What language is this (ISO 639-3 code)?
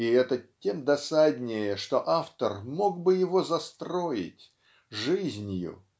rus